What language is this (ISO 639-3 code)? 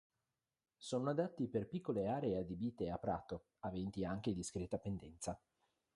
ita